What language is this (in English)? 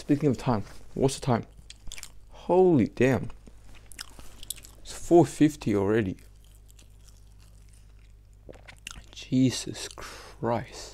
English